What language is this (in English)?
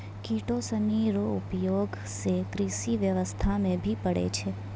Maithili